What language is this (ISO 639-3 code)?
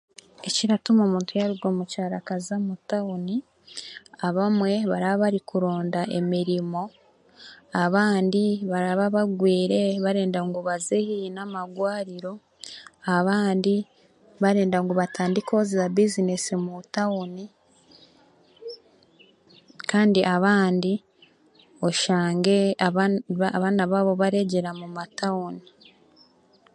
cgg